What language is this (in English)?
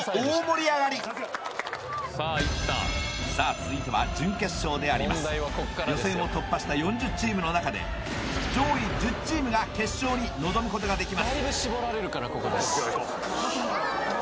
Japanese